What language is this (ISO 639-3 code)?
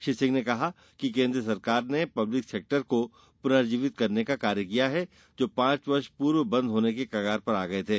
hin